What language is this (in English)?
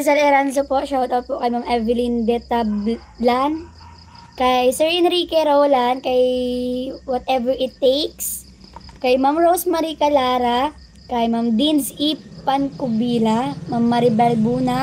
Filipino